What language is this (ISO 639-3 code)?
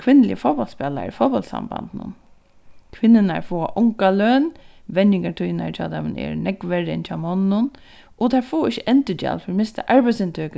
fao